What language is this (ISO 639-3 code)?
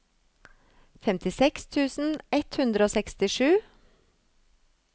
nor